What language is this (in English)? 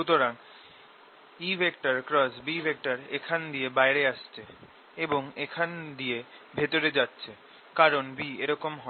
Bangla